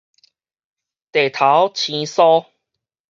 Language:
Min Nan Chinese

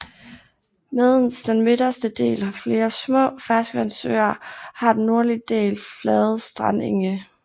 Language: Danish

